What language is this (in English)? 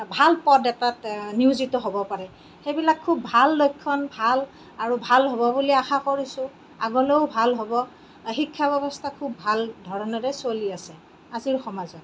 Assamese